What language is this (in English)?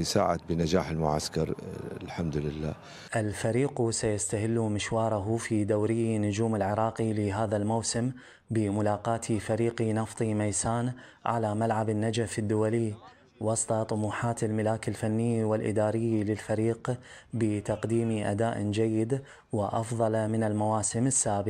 Arabic